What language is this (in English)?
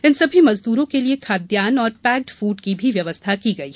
Hindi